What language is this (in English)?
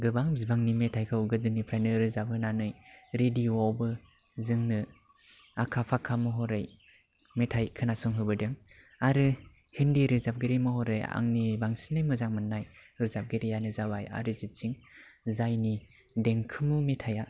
Bodo